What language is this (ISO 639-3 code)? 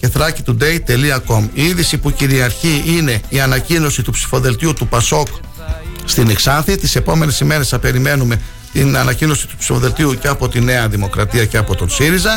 ell